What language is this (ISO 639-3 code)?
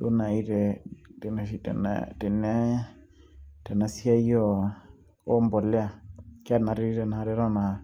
mas